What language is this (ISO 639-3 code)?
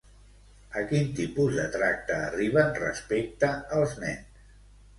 cat